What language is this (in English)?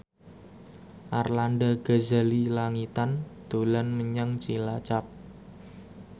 Javanese